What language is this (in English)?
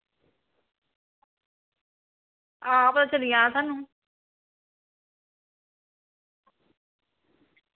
Dogri